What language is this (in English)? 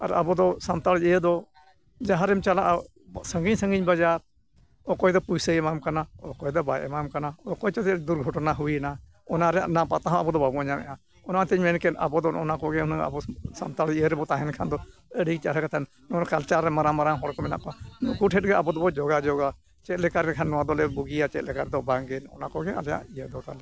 Santali